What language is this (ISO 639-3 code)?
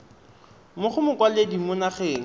tsn